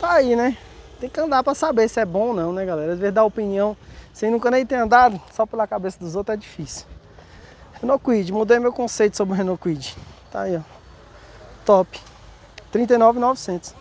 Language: Portuguese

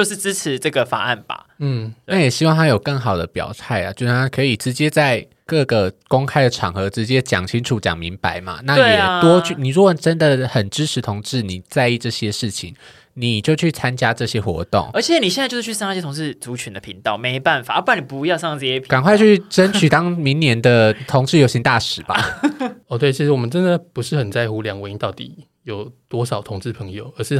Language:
Chinese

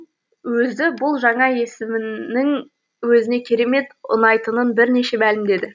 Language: Kazakh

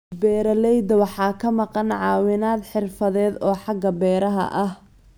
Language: Somali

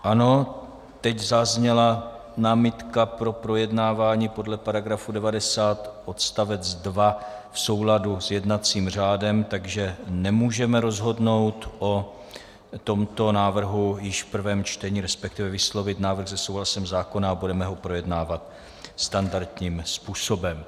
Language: Czech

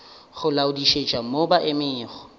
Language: Northern Sotho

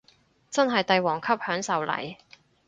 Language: Cantonese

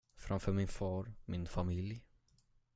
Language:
Swedish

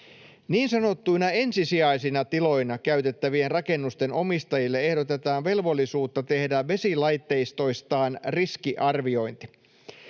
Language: Finnish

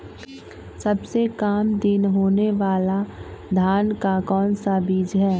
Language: Magahi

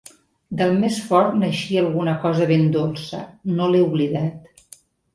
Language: Catalan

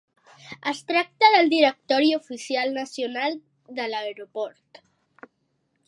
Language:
Catalan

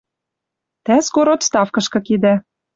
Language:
Western Mari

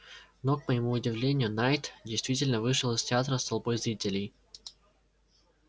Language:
Russian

